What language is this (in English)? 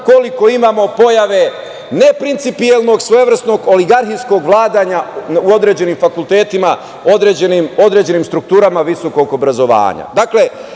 Serbian